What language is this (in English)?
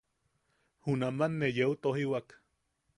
Yaqui